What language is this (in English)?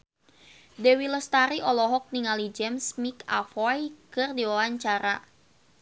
Sundanese